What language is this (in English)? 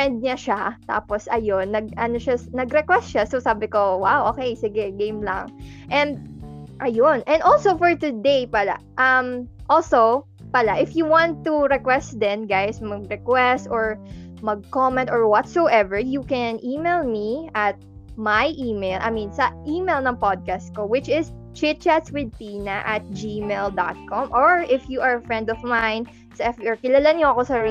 Filipino